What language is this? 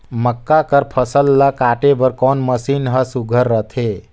Chhattisgarhi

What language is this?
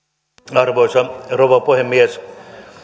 Finnish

